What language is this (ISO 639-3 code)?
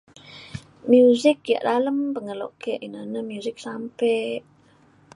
xkl